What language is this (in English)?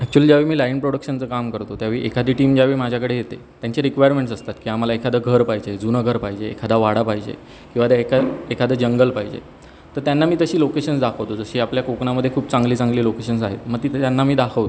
Marathi